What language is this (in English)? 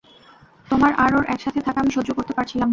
Bangla